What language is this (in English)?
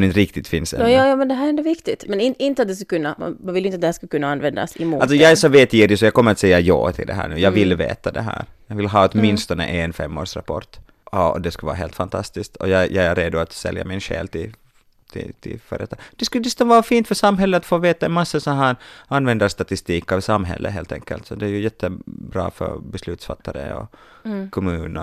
Swedish